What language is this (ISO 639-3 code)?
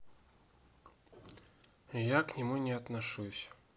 rus